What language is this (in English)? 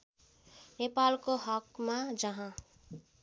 Nepali